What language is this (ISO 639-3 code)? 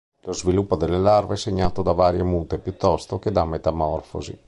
ita